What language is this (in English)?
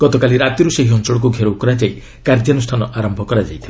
Odia